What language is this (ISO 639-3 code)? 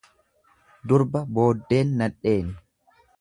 orm